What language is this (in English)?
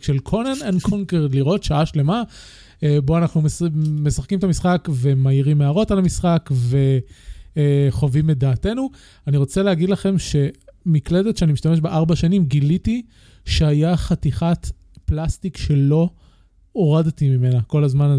Hebrew